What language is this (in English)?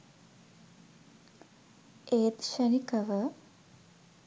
Sinhala